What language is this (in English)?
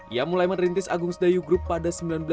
Indonesian